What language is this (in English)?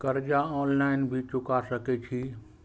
Maithili